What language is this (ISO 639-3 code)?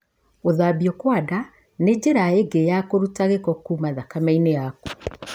kik